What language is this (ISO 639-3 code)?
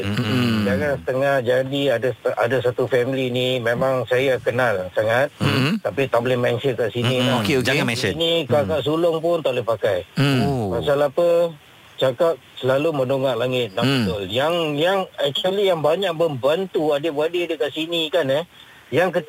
msa